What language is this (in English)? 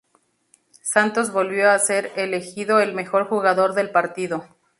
Spanish